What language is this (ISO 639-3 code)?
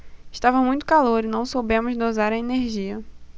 por